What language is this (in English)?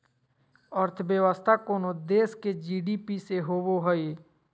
Magahi